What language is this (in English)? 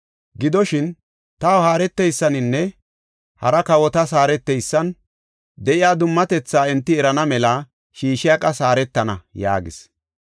Gofa